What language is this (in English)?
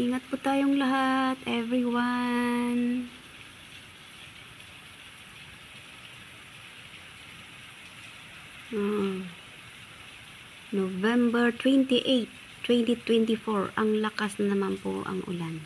Filipino